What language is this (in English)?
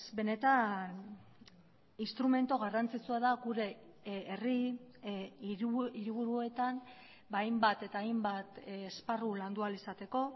Basque